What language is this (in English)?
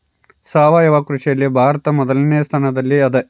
Kannada